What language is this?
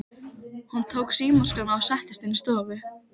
Icelandic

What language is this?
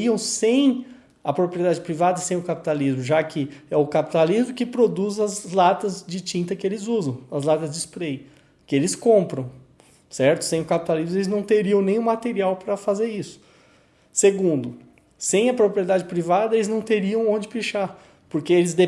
Portuguese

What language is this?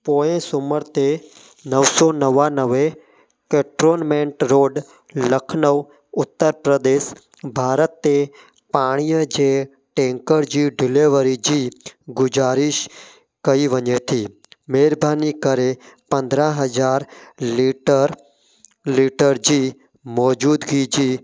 Sindhi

